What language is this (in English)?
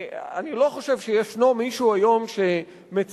Hebrew